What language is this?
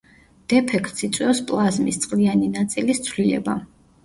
Georgian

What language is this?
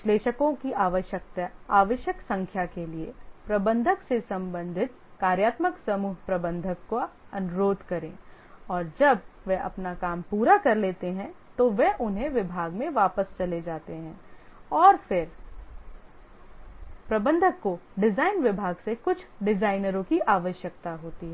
Hindi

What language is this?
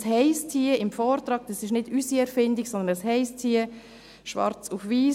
Swiss German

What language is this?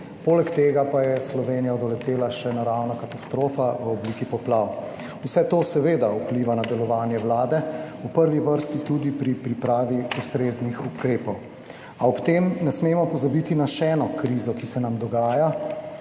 Slovenian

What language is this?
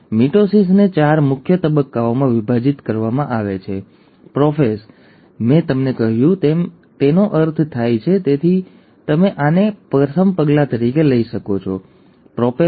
Gujarati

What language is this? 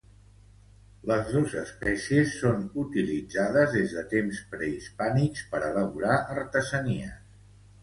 Catalan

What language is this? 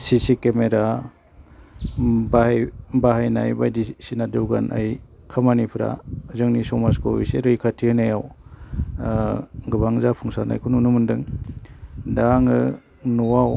Bodo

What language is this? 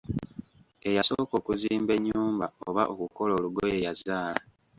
Ganda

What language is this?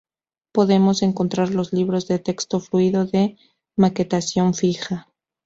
Spanish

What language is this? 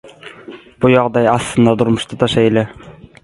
Turkmen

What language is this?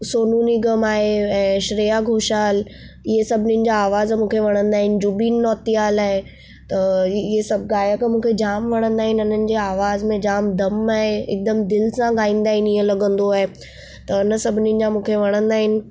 Sindhi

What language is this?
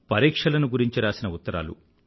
Telugu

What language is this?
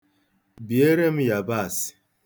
Igbo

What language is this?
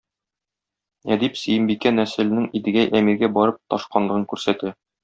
Tatar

